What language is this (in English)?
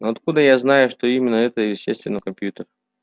Russian